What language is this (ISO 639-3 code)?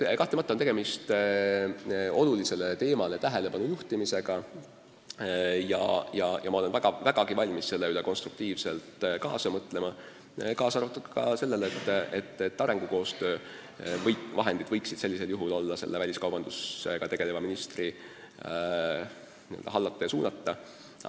est